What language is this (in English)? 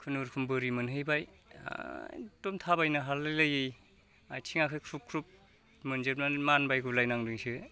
Bodo